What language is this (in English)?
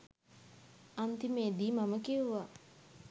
Sinhala